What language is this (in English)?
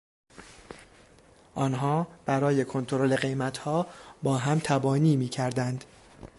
Persian